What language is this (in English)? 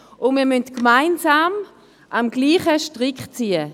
Swiss German